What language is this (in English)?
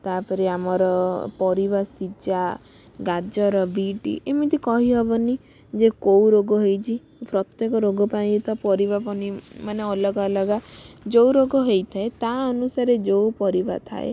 Odia